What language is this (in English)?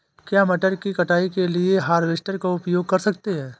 Hindi